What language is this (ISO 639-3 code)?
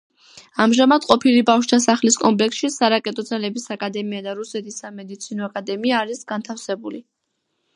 kat